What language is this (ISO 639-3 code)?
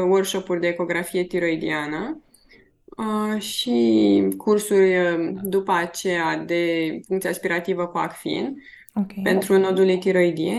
ron